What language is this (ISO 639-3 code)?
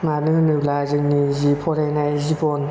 brx